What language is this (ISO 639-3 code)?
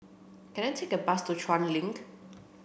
eng